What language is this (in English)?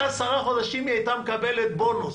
Hebrew